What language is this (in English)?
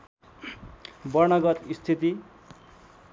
Nepali